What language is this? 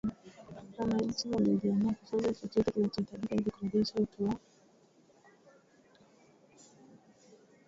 Swahili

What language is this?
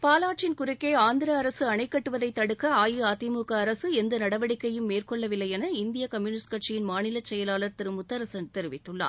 Tamil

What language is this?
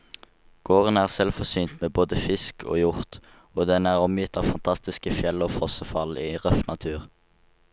Norwegian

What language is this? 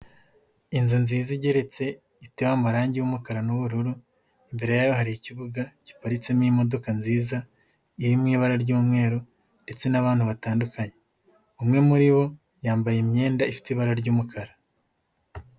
Kinyarwanda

